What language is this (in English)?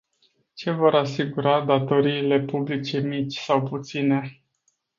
Romanian